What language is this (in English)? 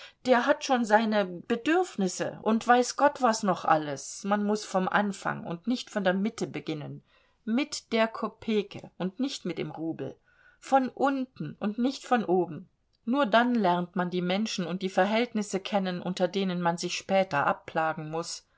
German